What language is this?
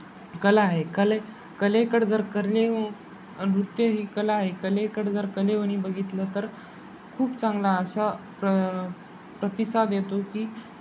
Marathi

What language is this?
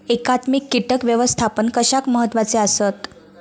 Marathi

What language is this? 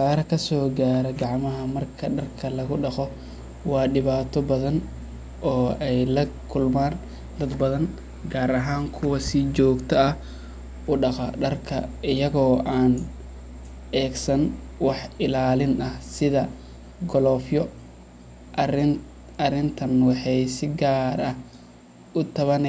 Somali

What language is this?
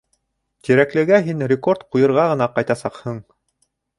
Bashkir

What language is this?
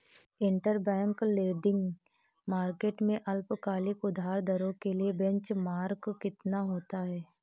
Hindi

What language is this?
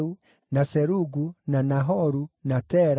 Kikuyu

